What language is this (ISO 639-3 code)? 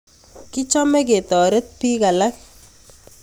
kln